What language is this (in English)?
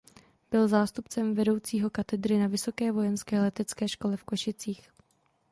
Czech